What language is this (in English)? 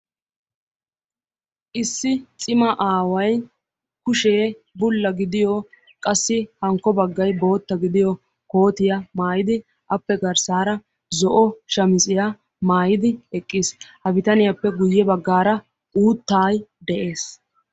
Wolaytta